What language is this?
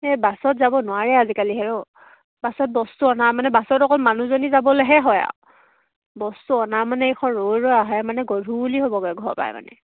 Assamese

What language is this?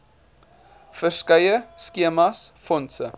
Afrikaans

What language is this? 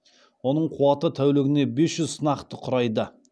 Kazakh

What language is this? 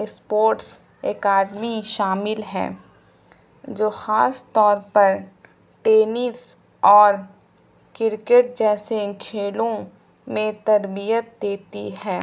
Urdu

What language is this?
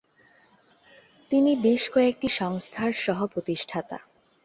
Bangla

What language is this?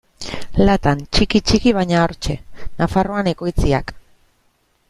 Basque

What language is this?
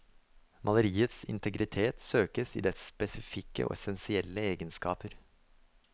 Norwegian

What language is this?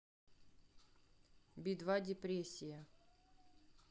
Russian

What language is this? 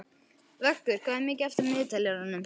Icelandic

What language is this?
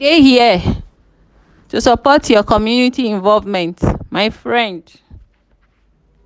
Nigerian Pidgin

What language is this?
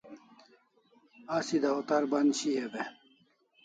Kalasha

